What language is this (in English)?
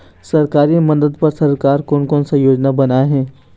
Chhattisgarhi